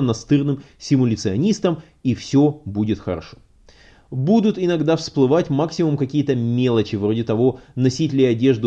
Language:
Russian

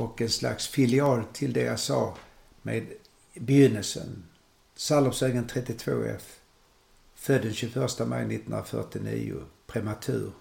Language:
Swedish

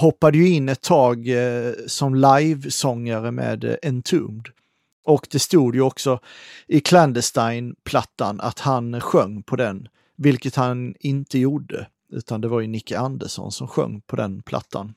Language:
Swedish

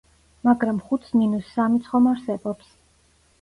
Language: Georgian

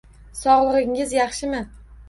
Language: Uzbek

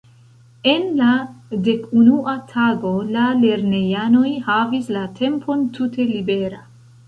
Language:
Esperanto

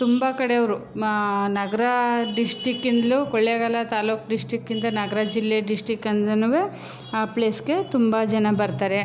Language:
Kannada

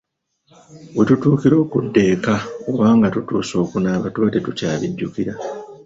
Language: Ganda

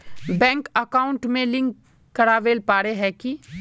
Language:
Magahi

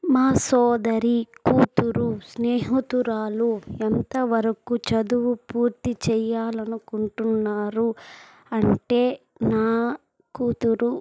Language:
Telugu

